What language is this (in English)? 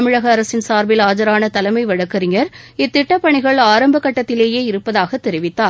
Tamil